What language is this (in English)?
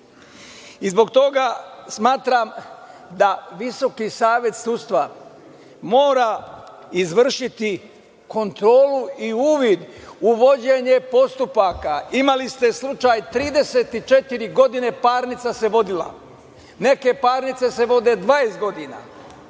Serbian